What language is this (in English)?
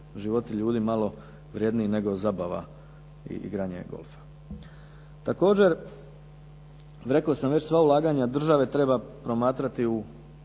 Croatian